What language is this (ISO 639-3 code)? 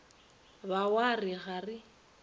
nso